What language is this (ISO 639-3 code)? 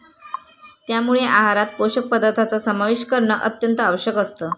mar